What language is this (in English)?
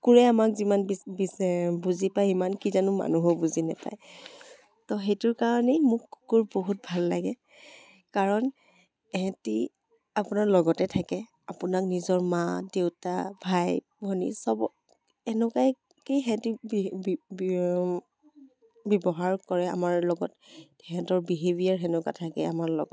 Assamese